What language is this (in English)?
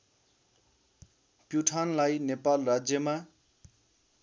Nepali